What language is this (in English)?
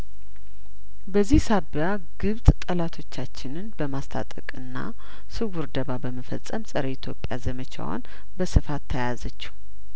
Amharic